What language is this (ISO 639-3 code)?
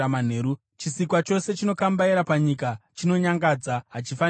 sna